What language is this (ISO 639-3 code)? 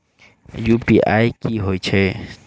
mai